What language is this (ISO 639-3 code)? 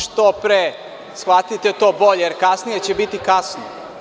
srp